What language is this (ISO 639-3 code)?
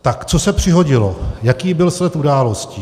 ces